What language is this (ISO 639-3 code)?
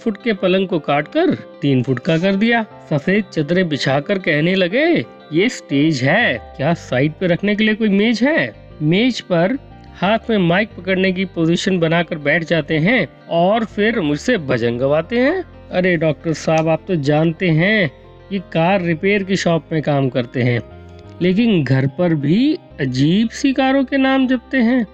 hin